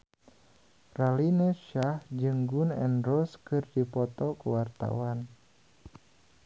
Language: Sundanese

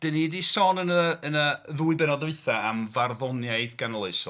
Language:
Welsh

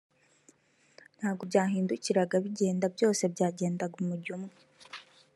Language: Kinyarwanda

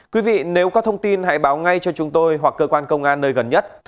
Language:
Vietnamese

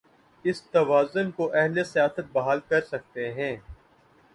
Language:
Urdu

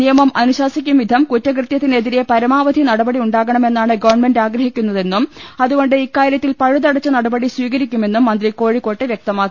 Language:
Malayalam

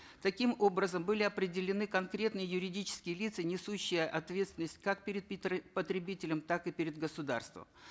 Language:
Kazakh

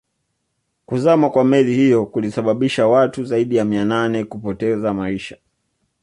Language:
Swahili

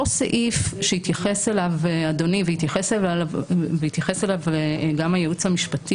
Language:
Hebrew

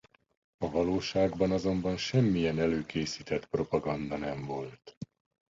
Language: Hungarian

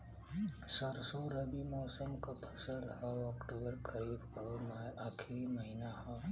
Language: Bhojpuri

